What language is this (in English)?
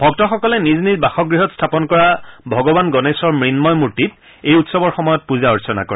Assamese